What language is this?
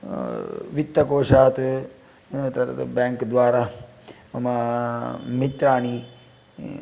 Sanskrit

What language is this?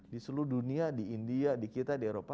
Indonesian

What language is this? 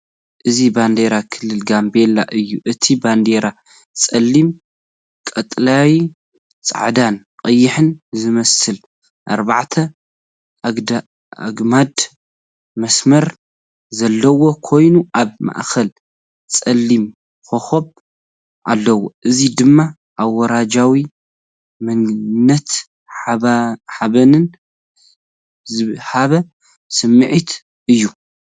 Tigrinya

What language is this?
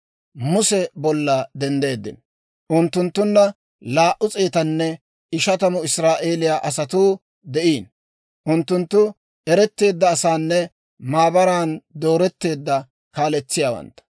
Dawro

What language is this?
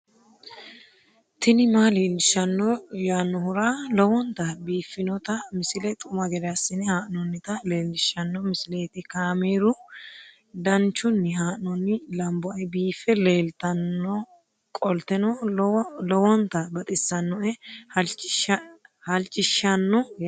Sidamo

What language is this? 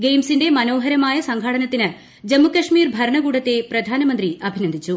Malayalam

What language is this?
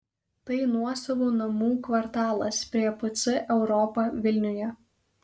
Lithuanian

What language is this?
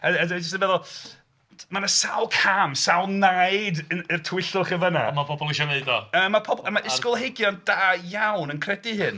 Welsh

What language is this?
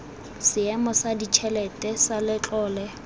Tswana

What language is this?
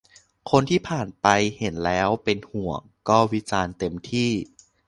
Thai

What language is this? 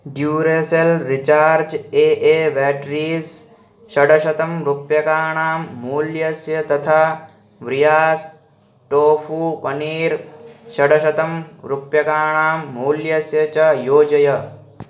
Sanskrit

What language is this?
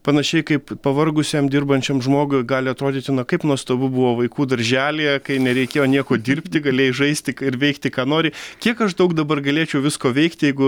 Lithuanian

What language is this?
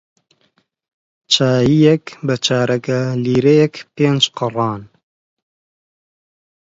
Central Kurdish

